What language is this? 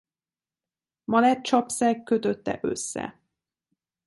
Hungarian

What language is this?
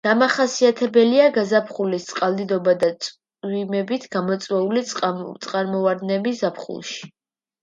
Georgian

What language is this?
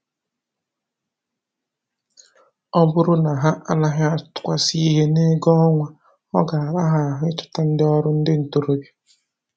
Igbo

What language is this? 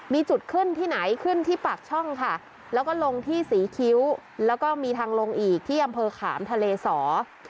Thai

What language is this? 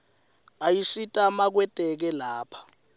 Swati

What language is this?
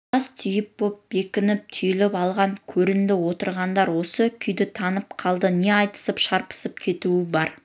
Kazakh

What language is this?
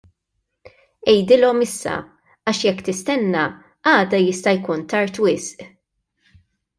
Maltese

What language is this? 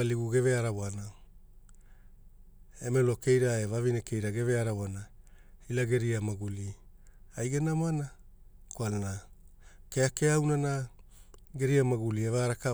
Hula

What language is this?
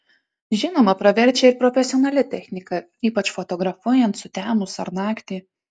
Lithuanian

